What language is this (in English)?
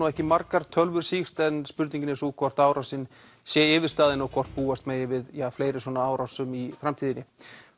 Icelandic